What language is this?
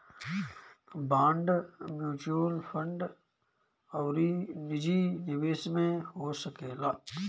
Bhojpuri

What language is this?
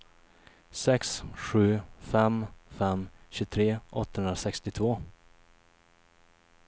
Swedish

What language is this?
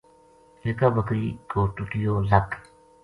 Gujari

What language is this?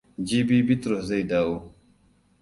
Hausa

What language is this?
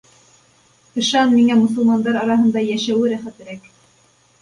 Bashkir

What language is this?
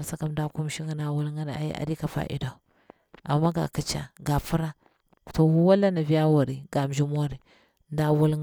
Bura-Pabir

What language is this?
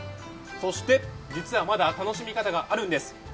Japanese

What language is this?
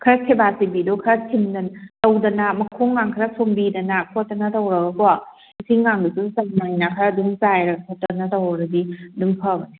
Manipuri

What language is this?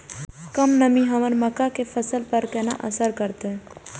Maithili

